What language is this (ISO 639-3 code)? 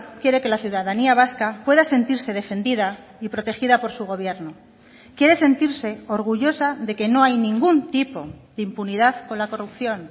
spa